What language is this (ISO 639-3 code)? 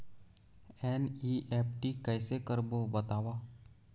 hne